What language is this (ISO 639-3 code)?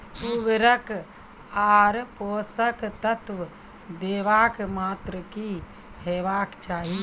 mai